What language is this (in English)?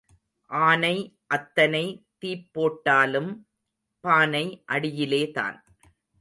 Tamil